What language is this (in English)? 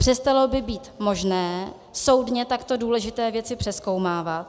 Czech